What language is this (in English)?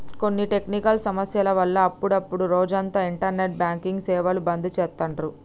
Telugu